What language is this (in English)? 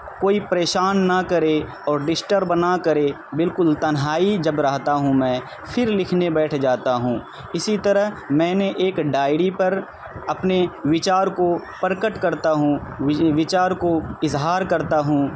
Urdu